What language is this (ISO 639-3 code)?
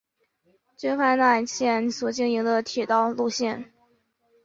zho